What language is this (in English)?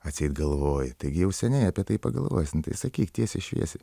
Lithuanian